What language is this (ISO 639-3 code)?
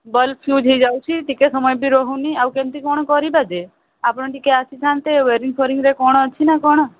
ori